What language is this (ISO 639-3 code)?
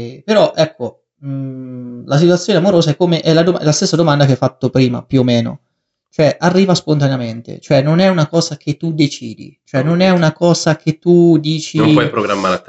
ita